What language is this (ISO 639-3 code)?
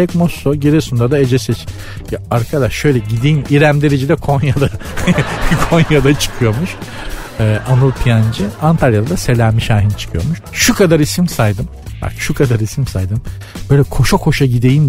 tur